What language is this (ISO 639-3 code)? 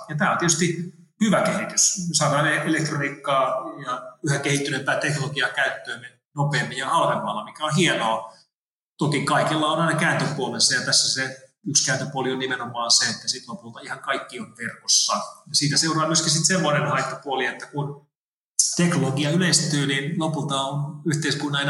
fin